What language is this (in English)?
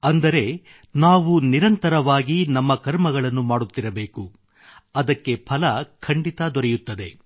Kannada